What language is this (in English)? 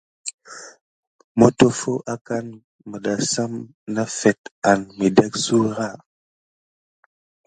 Gidar